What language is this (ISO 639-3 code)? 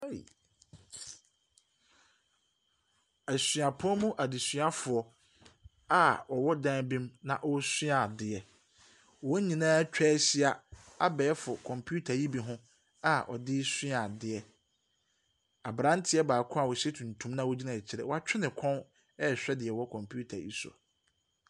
aka